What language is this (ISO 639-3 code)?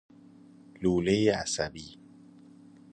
fas